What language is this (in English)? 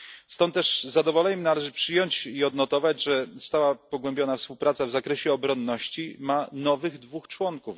Polish